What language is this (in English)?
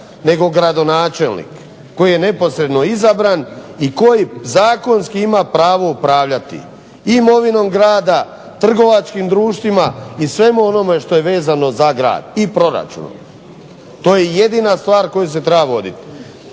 Croatian